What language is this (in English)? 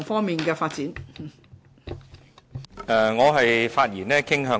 Cantonese